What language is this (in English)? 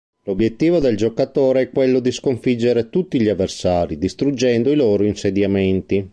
Italian